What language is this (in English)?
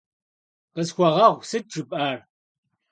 Kabardian